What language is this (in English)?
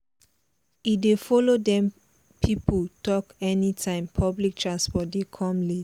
Nigerian Pidgin